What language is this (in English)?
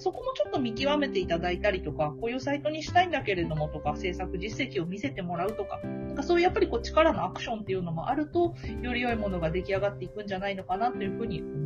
Japanese